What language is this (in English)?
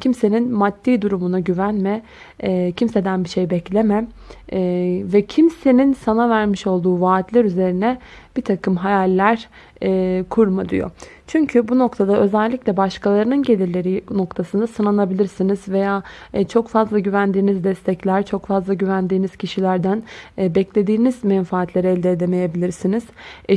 Turkish